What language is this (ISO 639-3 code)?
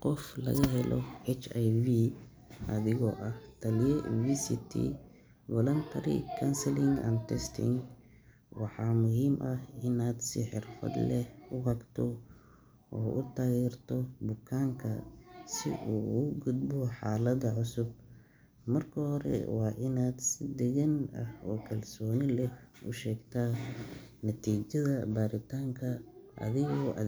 som